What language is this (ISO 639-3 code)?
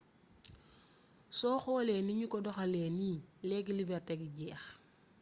wol